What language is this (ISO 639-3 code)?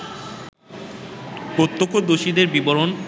ben